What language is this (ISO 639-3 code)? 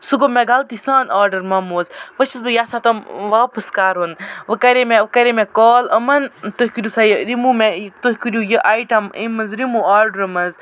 kas